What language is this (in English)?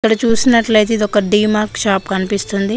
Telugu